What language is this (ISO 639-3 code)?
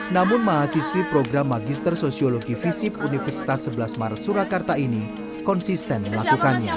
ind